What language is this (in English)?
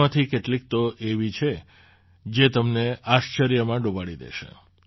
Gujarati